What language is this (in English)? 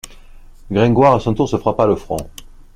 French